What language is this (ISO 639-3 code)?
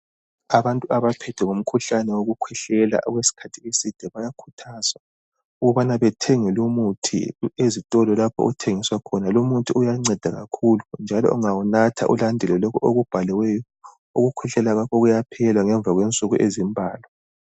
nde